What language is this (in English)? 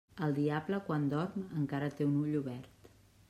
Catalan